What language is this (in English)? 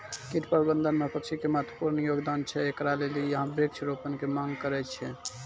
Maithili